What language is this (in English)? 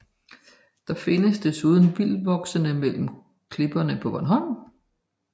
Danish